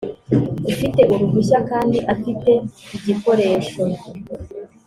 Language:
Kinyarwanda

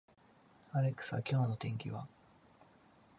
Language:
Japanese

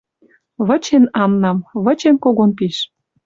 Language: Western Mari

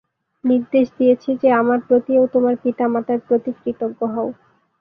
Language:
Bangla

